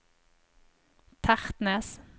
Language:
Norwegian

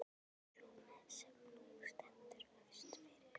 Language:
Icelandic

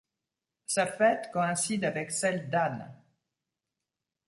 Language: French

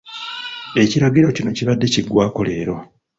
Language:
Ganda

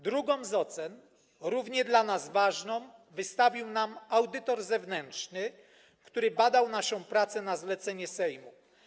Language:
Polish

